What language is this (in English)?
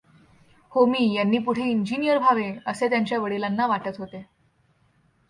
Marathi